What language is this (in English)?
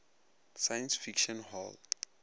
Northern Sotho